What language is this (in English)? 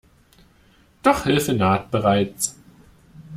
German